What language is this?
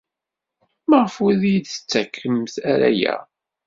Kabyle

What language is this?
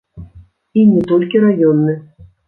Belarusian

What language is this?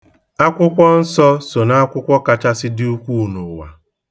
Igbo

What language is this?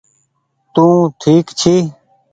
Goaria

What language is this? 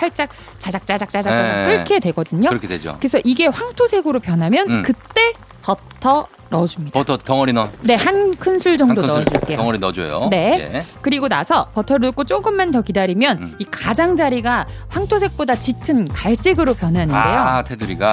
Korean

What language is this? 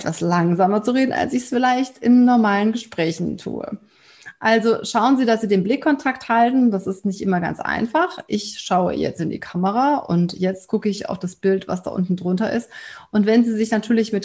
German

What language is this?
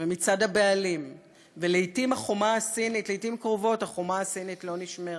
Hebrew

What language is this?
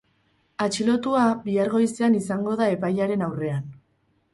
Basque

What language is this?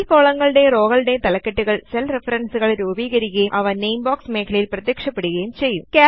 Malayalam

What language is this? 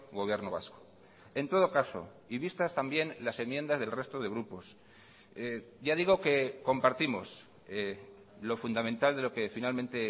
Spanish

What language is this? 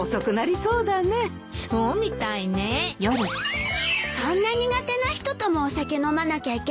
Japanese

